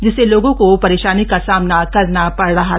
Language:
Hindi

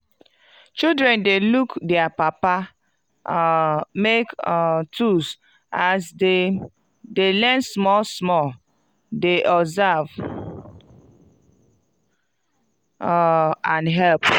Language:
Nigerian Pidgin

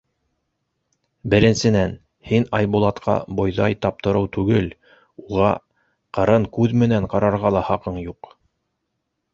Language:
Bashkir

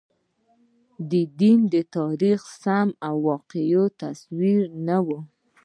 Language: Pashto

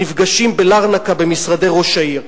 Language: Hebrew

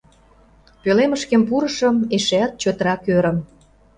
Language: Mari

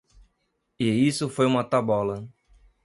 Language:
Portuguese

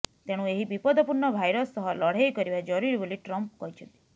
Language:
Odia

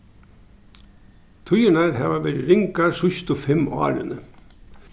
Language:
Faroese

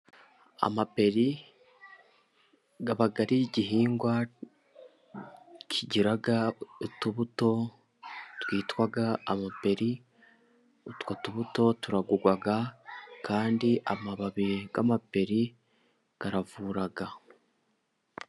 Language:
Kinyarwanda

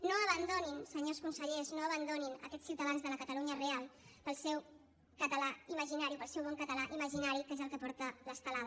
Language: Catalan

